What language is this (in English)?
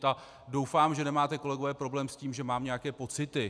Czech